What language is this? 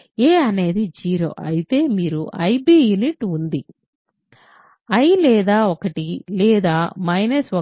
Telugu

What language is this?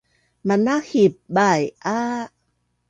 Bunun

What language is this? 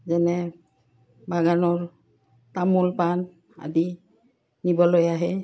Assamese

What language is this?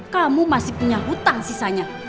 Indonesian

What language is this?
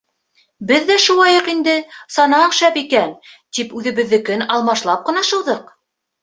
Bashkir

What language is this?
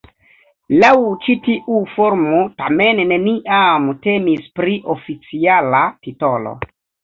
Esperanto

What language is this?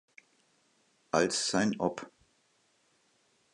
German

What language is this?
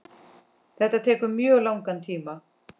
Icelandic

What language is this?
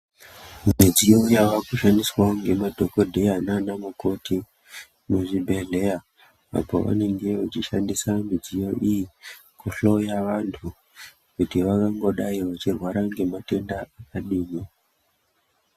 Ndau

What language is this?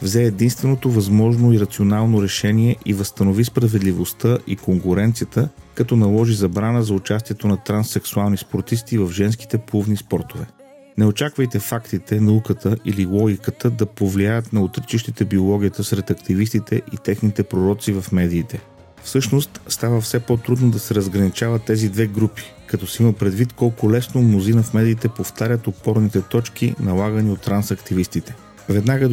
Bulgarian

